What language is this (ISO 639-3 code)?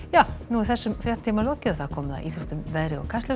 isl